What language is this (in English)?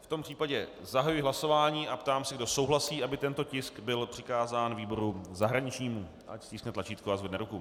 Czech